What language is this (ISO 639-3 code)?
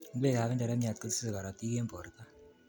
kln